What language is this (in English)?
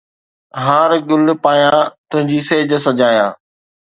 Sindhi